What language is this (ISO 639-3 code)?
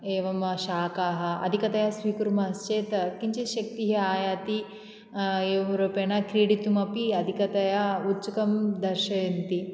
san